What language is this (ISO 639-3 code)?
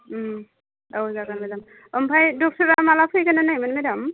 brx